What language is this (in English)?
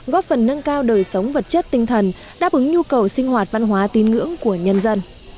Vietnamese